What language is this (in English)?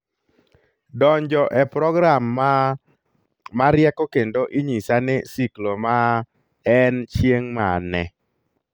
Luo (Kenya and Tanzania)